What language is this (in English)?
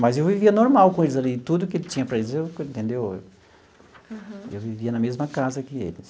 Portuguese